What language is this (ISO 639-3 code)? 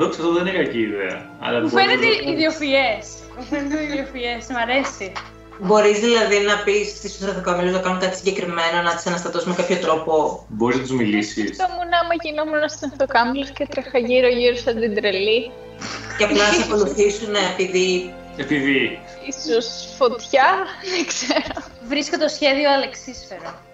ell